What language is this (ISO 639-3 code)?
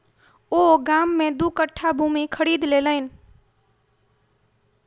mai